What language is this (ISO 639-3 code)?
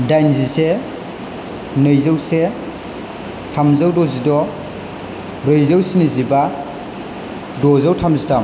brx